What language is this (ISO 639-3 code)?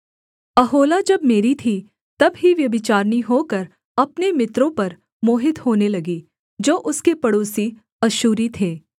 hin